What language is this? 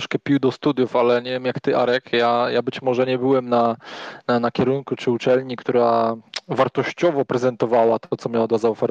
Polish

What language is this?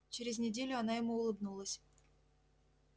Russian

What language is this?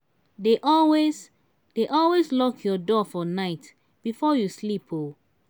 Nigerian Pidgin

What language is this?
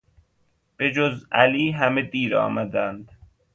Persian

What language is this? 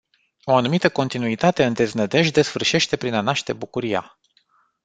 Romanian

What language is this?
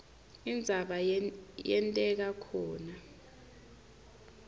Swati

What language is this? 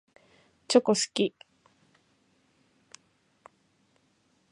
Japanese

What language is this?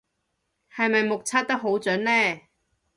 Cantonese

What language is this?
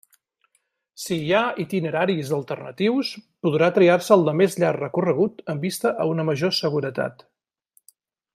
Catalan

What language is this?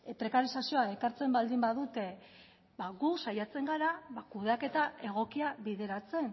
Basque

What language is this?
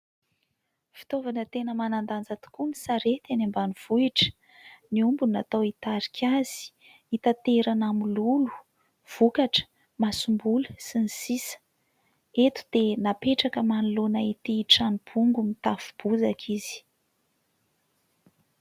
Malagasy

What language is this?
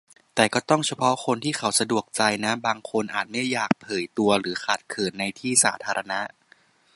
Thai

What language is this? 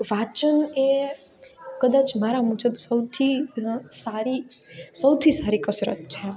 Gujarati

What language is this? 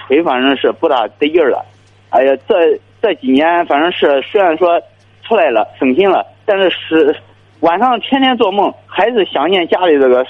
Chinese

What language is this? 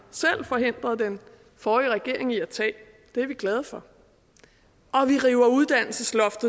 Danish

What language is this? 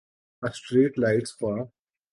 Urdu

